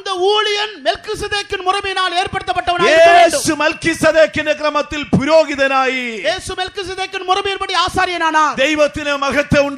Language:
Korean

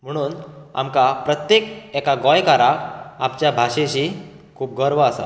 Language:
Konkani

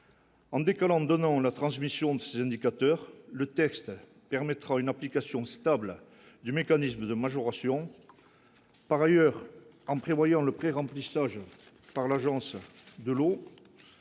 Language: French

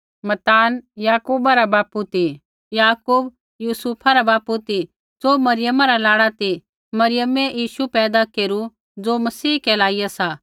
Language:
Kullu Pahari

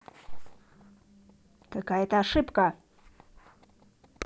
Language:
Russian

